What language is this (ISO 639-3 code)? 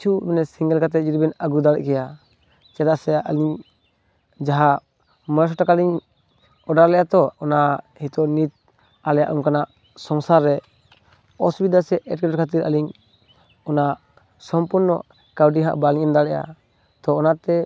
sat